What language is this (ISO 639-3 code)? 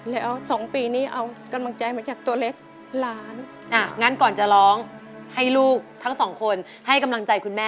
tha